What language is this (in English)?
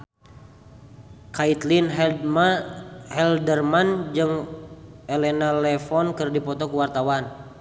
Sundanese